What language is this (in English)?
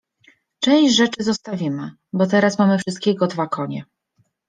Polish